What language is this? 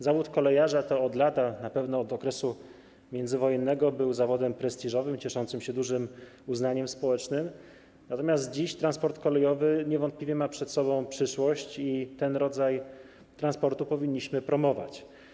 Polish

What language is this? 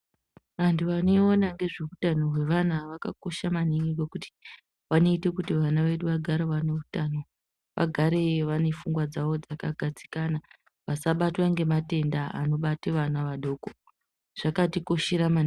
Ndau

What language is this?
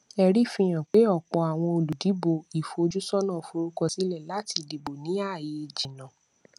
Yoruba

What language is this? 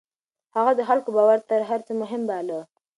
Pashto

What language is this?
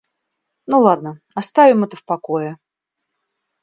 Russian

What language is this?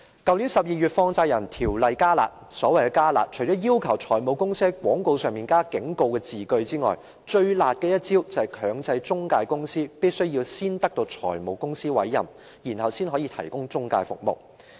Cantonese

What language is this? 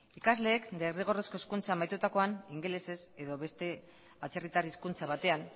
Basque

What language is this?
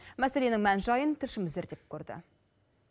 Kazakh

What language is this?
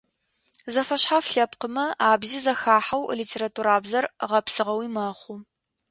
Adyghe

